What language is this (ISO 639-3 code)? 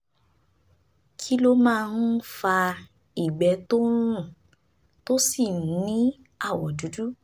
yor